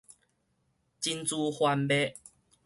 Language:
Min Nan Chinese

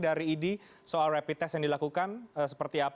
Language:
Indonesian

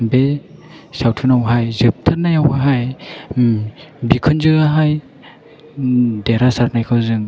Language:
Bodo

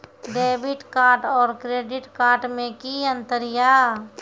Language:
Maithili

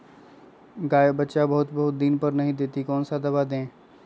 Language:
Magahi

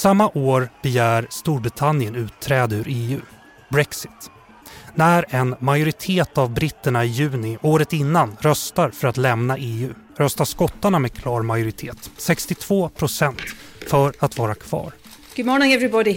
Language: Swedish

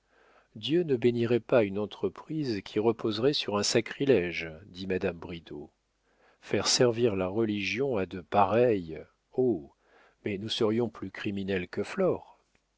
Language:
French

